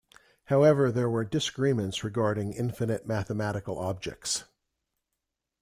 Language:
English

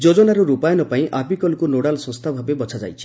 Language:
Odia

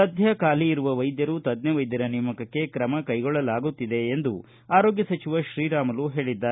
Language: Kannada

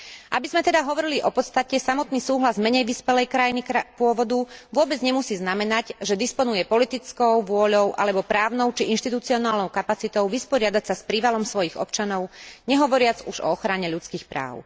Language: Slovak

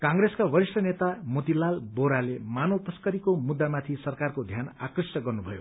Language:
Nepali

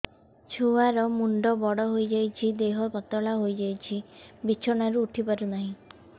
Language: Odia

